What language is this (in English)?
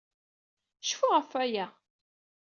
Kabyle